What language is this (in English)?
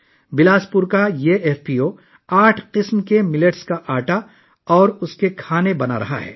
Urdu